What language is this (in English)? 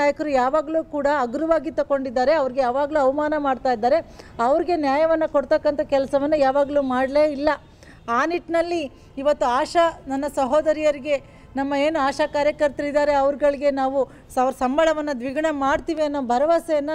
Kannada